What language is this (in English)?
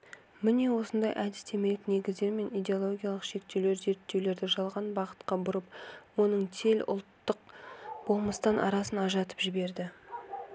Kazakh